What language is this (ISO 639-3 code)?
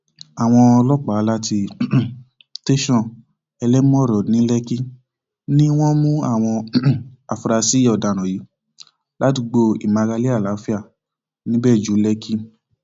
yor